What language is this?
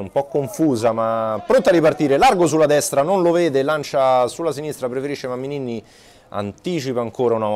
Italian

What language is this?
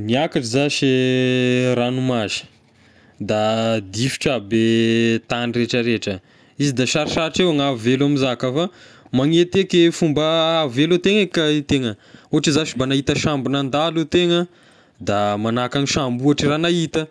Tesaka Malagasy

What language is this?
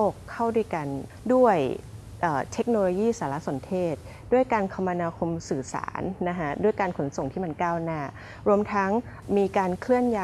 Thai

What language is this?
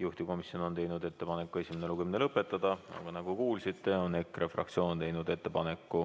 Estonian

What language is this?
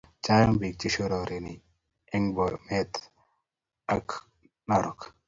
Kalenjin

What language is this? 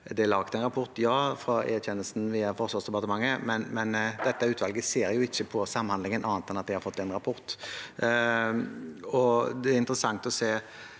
Norwegian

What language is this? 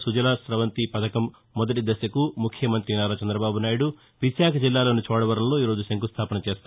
Telugu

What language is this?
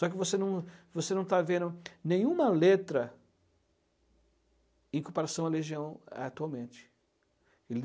Portuguese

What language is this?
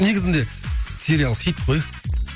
Kazakh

